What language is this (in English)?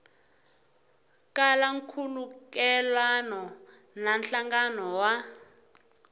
Tsonga